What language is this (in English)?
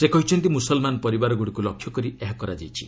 Odia